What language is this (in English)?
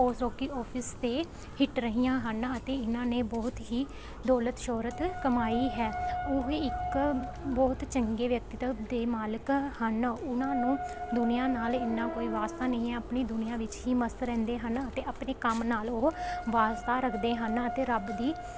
Punjabi